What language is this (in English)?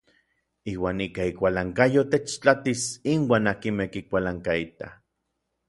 Orizaba Nahuatl